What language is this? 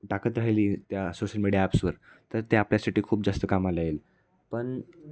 Marathi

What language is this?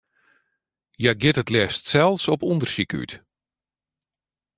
Western Frisian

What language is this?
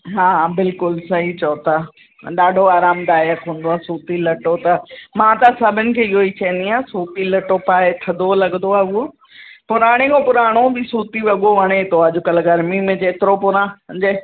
Sindhi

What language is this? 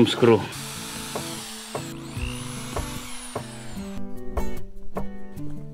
Filipino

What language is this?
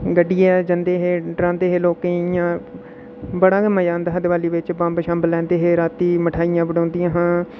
Dogri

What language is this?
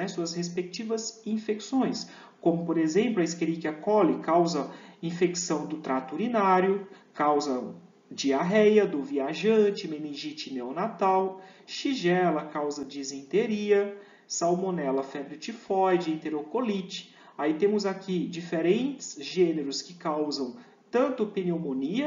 Portuguese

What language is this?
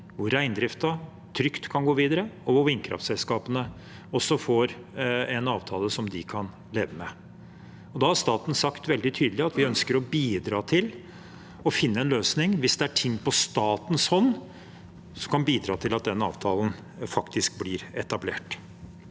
Norwegian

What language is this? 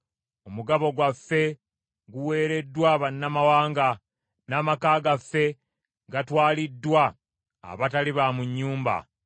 Ganda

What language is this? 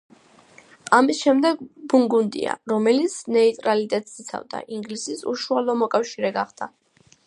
Georgian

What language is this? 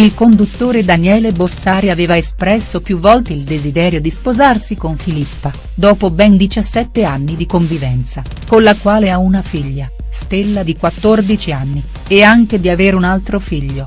Italian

